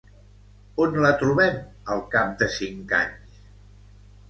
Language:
Catalan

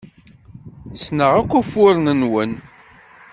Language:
Kabyle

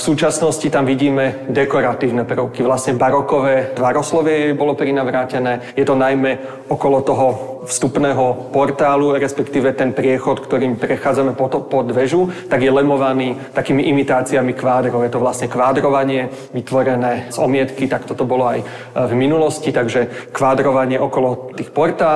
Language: Slovak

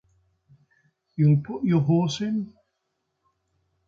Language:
English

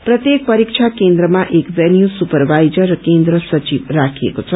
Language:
Nepali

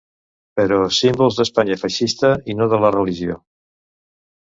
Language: Catalan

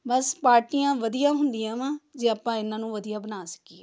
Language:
Punjabi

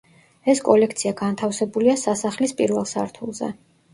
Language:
Georgian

